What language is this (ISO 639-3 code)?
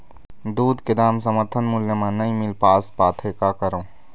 hne